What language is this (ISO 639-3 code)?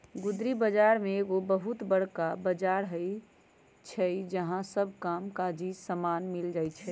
mag